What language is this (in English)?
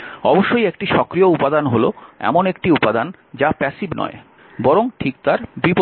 Bangla